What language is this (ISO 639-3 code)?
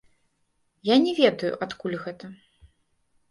bel